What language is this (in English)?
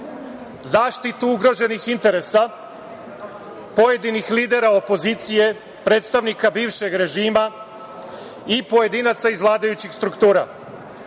Serbian